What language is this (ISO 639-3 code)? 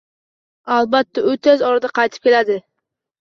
uzb